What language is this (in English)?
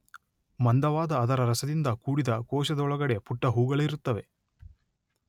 Kannada